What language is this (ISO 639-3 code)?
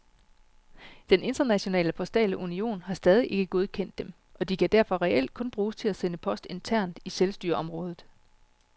dan